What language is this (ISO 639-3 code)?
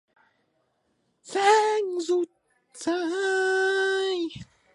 tha